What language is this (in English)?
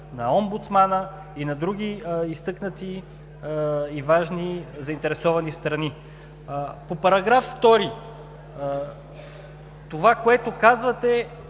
Bulgarian